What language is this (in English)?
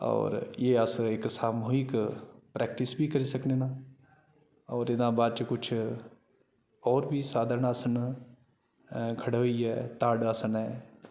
Dogri